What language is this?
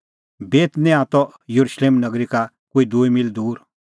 Kullu Pahari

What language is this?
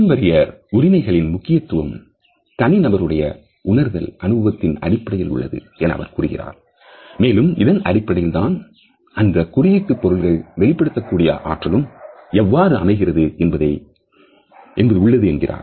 Tamil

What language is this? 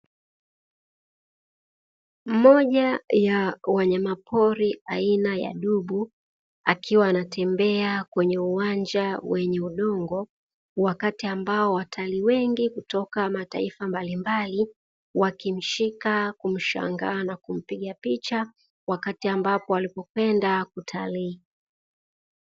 Swahili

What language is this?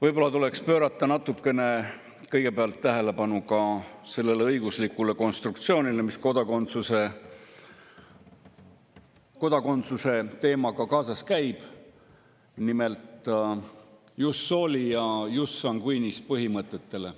Estonian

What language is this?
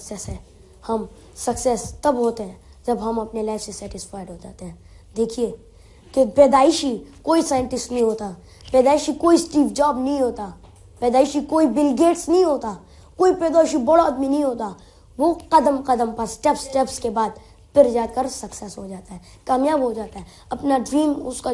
Urdu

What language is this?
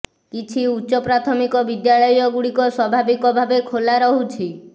Odia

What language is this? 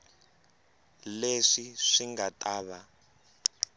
Tsonga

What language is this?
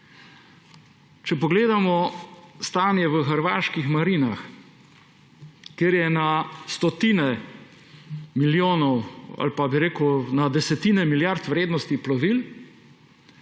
Slovenian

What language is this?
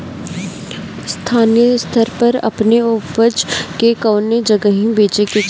Bhojpuri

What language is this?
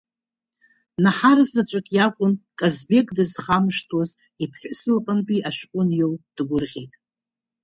Abkhazian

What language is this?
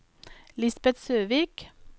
Norwegian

